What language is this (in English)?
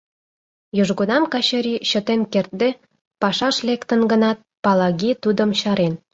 Mari